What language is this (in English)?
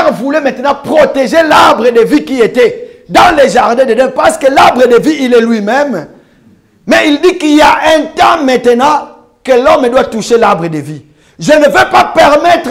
French